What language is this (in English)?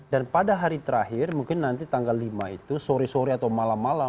Indonesian